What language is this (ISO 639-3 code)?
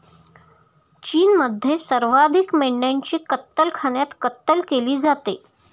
mar